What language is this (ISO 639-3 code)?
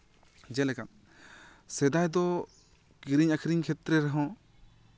sat